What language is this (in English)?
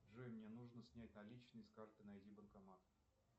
Russian